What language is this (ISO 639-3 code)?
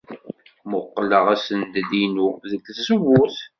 kab